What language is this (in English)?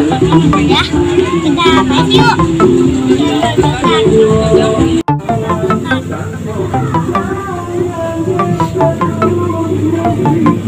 Thai